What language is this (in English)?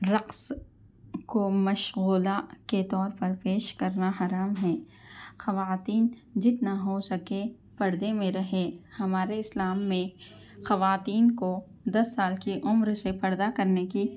Urdu